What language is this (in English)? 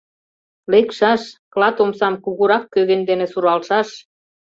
Mari